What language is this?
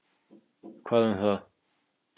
Icelandic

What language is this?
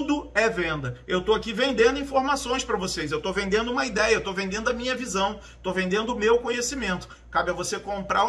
Portuguese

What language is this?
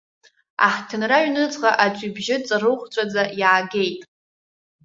Abkhazian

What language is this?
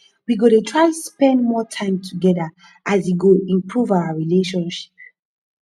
Nigerian Pidgin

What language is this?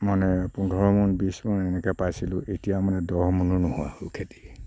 Assamese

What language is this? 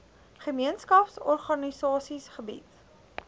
Afrikaans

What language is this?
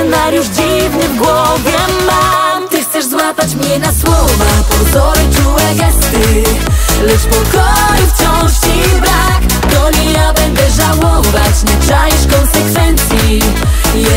Polish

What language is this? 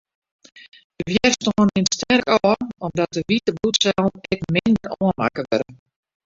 Western Frisian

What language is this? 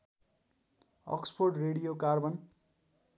Nepali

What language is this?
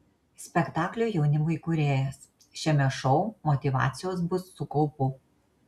Lithuanian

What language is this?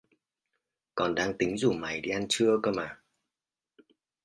Vietnamese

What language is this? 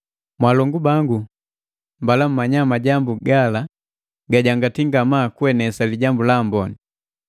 Matengo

